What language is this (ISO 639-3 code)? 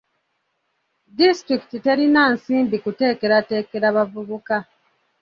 lug